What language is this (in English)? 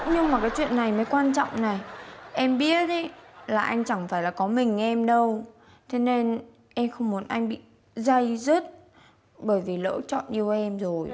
Vietnamese